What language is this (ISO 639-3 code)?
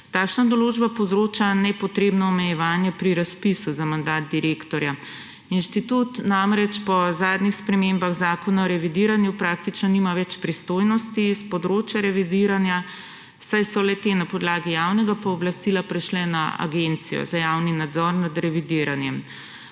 slv